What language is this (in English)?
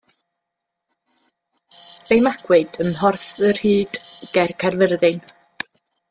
Welsh